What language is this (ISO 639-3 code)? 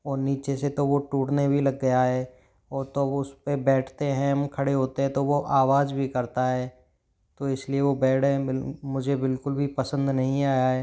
hin